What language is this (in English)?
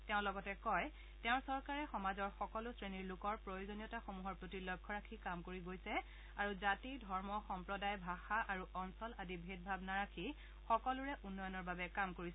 Assamese